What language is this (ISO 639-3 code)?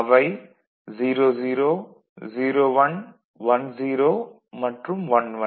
tam